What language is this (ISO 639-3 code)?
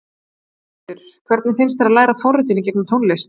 isl